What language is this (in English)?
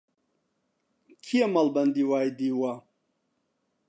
Central Kurdish